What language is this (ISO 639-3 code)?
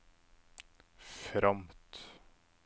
nor